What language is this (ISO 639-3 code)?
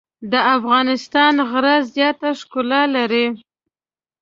pus